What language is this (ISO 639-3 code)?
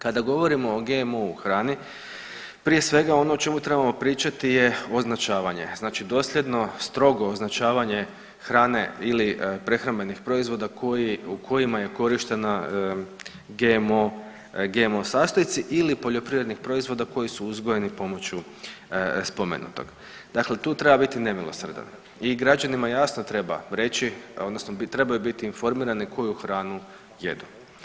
hrv